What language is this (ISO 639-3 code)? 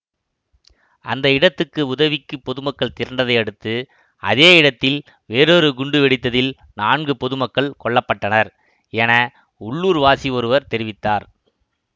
tam